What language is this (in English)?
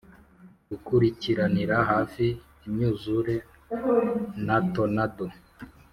Kinyarwanda